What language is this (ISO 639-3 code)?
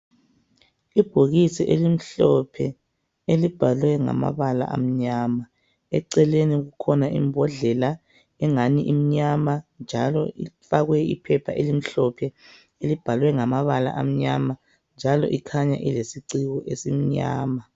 nde